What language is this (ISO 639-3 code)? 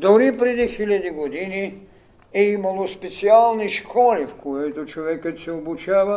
bul